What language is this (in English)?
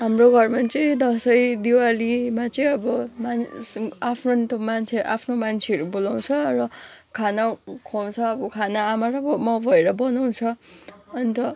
Nepali